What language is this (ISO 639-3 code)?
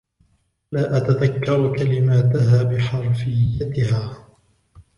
ara